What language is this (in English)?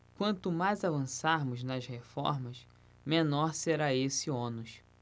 Portuguese